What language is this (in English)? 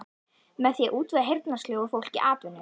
Icelandic